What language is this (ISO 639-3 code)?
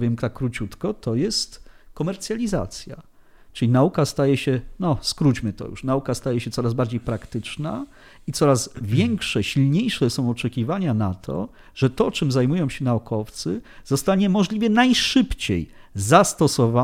pol